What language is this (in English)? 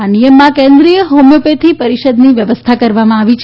Gujarati